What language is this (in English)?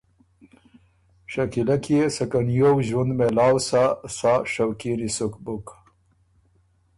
Ormuri